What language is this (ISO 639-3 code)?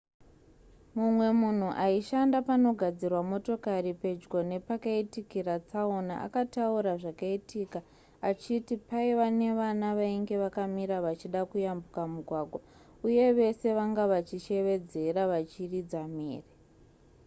sna